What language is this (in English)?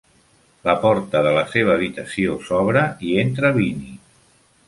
Catalan